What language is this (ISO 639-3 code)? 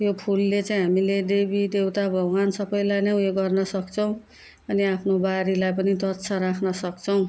nep